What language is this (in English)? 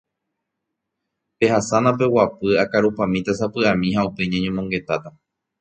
Guarani